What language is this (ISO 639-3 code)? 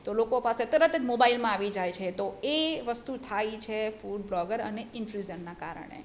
guj